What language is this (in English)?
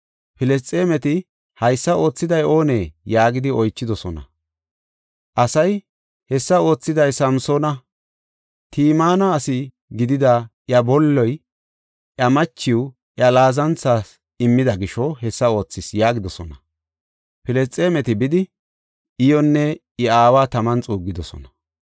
Gofa